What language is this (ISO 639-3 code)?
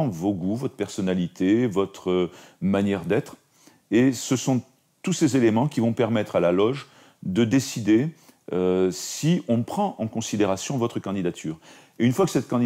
fra